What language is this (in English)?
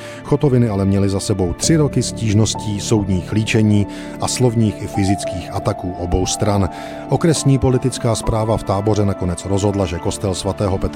Czech